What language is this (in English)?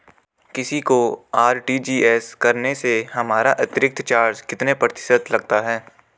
Hindi